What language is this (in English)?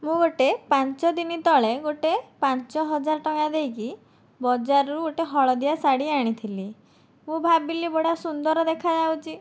Odia